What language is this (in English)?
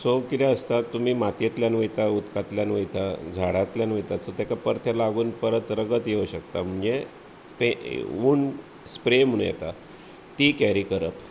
Konkani